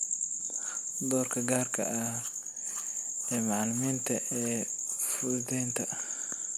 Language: Somali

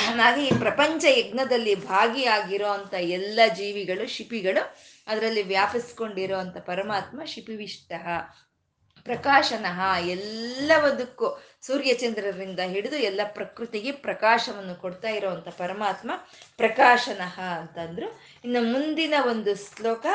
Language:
Kannada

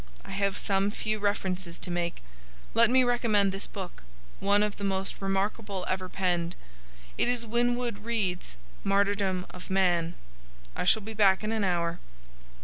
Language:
English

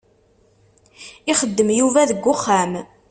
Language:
Kabyle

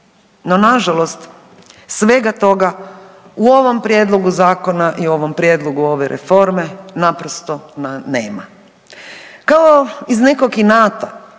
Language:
Croatian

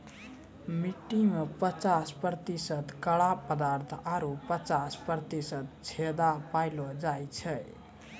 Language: Maithili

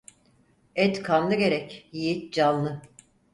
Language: Turkish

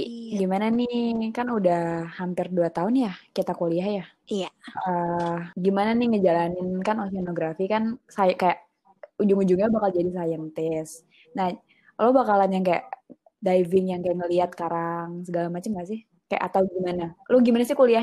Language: Indonesian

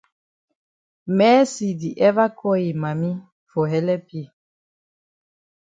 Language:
Cameroon Pidgin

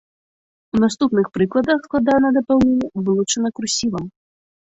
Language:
Belarusian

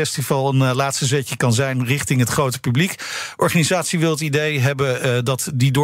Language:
Dutch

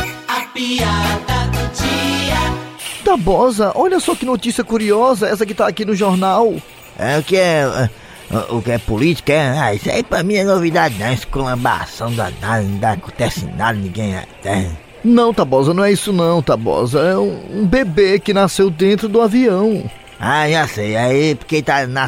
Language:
Portuguese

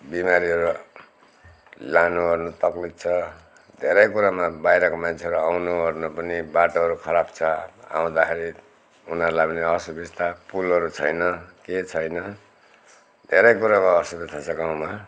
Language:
Nepali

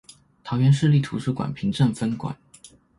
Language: Chinese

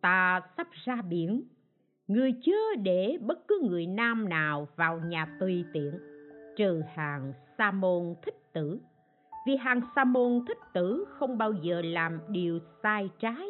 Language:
Vietnamese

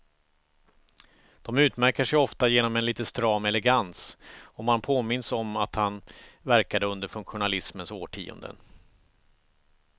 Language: Swedish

